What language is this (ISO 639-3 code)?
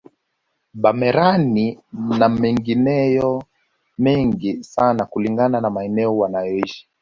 swa